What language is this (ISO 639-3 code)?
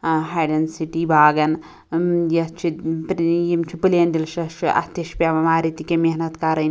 kas